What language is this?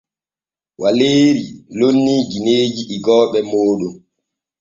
Borgu Fulfulde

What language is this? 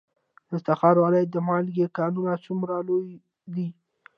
Pashto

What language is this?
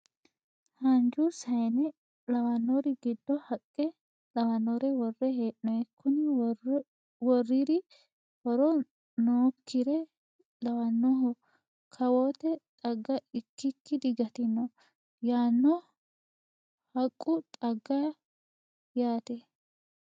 Sidamo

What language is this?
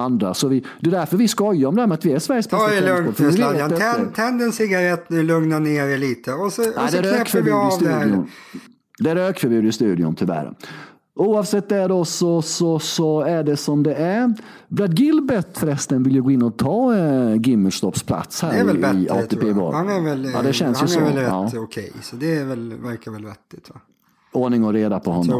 Swedish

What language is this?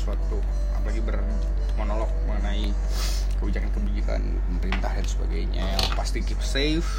Indonesian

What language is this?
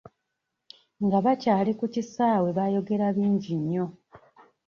Ganda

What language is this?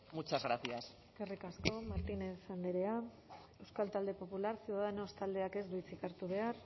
Basque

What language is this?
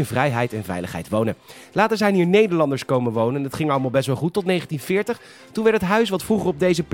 Dutch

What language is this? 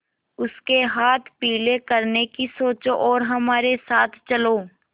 Hindi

